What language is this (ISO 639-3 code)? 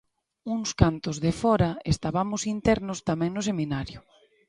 glg